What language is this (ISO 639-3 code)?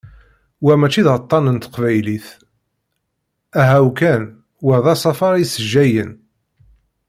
kab